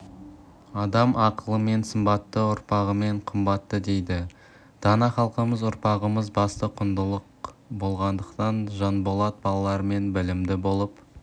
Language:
Kazakh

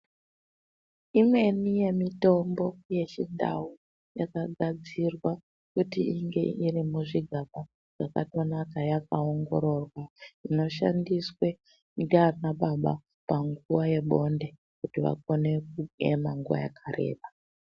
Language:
Ndau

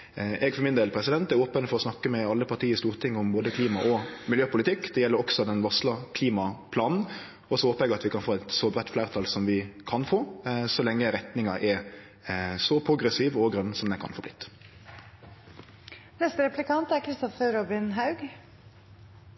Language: Norwegian Nynorsk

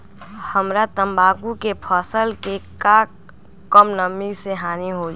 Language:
Magahi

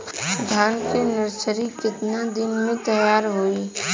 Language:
Bhojpuri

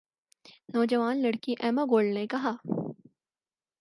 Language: Urdu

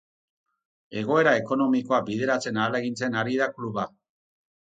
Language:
Basque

